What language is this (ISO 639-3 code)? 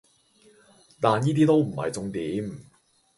yue